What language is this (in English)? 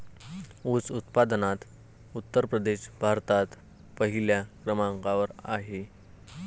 Marathi